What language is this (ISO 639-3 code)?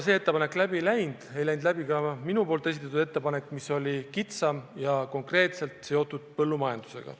est